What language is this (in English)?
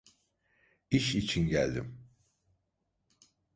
Turkish